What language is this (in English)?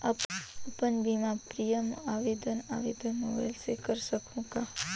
Chhattisgarhi